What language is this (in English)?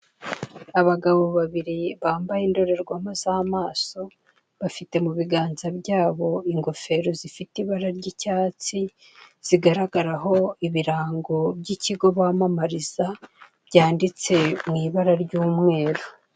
Kinyarwanda